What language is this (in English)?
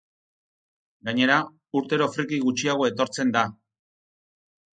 Basque